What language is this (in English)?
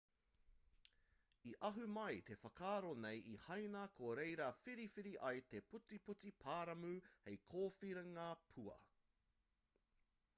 Māori